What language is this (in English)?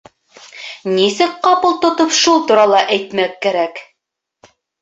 Bashkir